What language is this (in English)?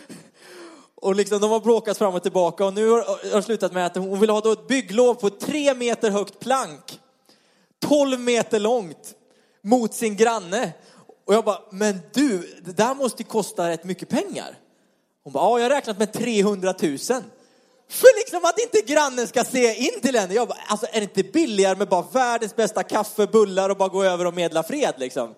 Swedish